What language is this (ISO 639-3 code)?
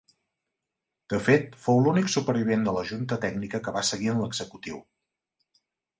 cat